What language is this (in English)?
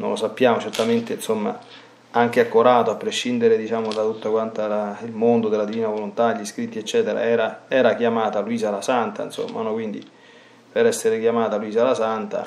Italian